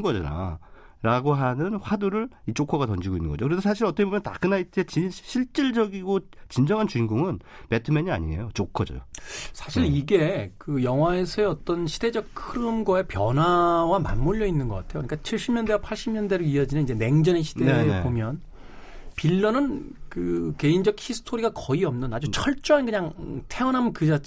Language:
Korean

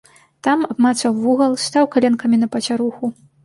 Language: Belarusian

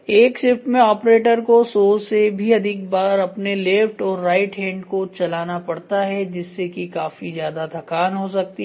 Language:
Hindi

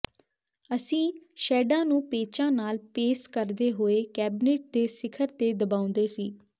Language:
Punjabi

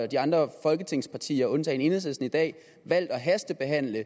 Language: Danish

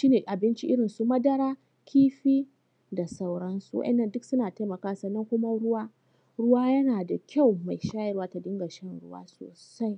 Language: Hausa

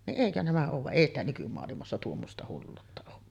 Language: Finnish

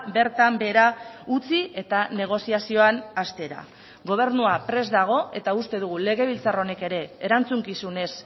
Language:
Basque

